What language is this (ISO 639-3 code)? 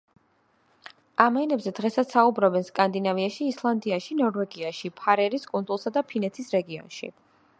kat